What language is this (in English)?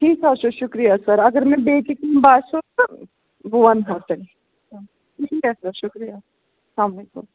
Kashmiri